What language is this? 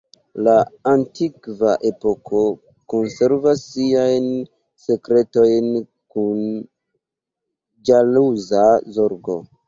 Esperanto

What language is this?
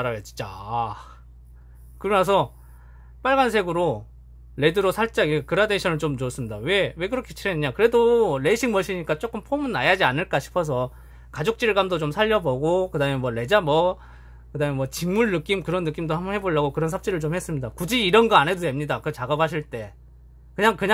Korean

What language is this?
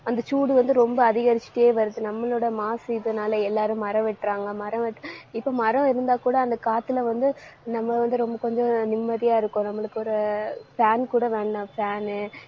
Tamil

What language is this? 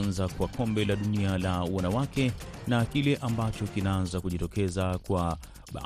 Swahili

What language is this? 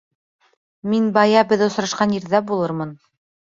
Bashkir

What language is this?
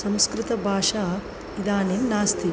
Sanskrit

